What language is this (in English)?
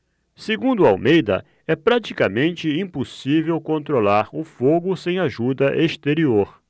Portuguese